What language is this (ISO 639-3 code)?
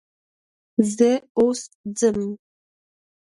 pus